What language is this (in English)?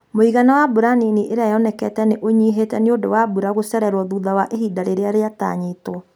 Kikuyu